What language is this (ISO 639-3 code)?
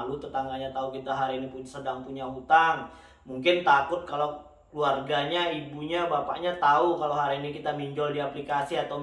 ind